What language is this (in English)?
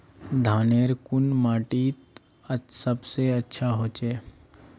Magahi